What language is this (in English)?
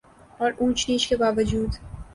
Urdu